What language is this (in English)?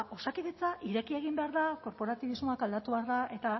Basque